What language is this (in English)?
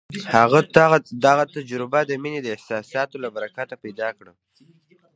Pashto